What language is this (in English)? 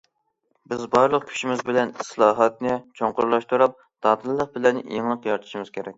Uyghur